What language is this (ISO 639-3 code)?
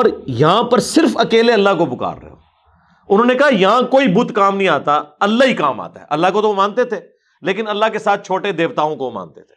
urd